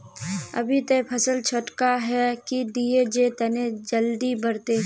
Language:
Magahi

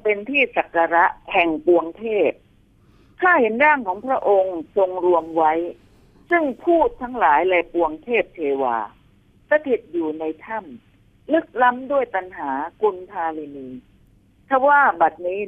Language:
Thai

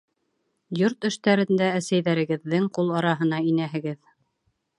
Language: Bashkir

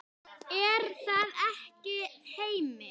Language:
Icelandic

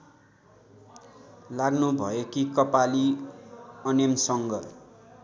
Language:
Nepali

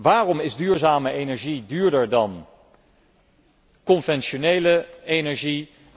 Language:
Dutch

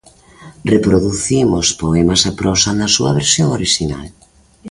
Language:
Galician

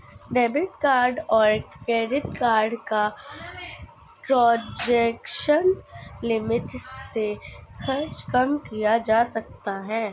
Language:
Hindi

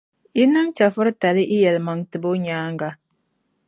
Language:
Dagbani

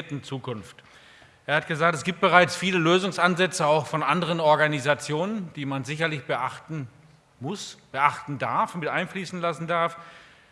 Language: German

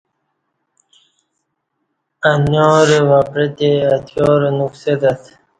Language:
Kati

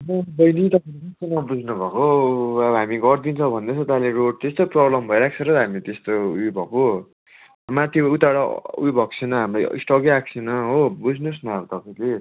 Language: Nepali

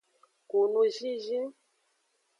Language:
Aja (Benin)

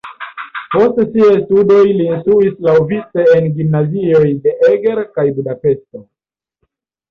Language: Esperanto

